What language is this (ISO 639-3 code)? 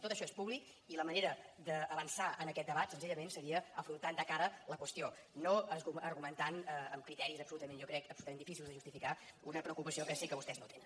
cat